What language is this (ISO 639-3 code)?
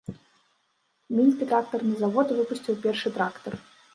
bel